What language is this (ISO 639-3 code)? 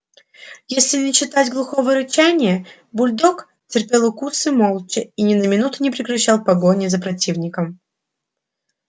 rus